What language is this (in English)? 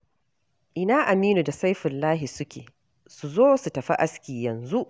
Hausa